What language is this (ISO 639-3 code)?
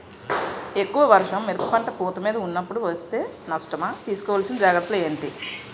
tel